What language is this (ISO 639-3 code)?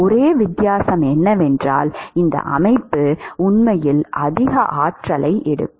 tam